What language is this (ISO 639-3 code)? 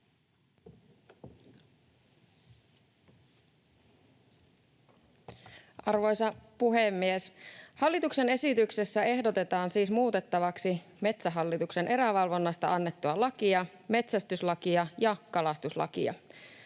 fin